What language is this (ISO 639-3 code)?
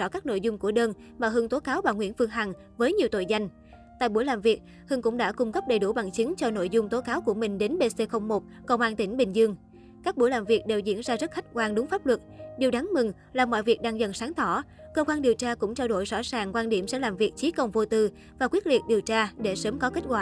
vie